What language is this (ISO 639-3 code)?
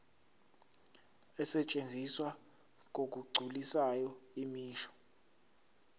zul